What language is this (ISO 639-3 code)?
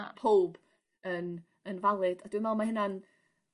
cym